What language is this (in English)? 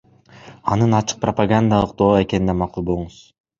Kyrgyz